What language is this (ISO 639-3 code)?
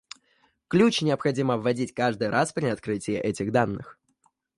rus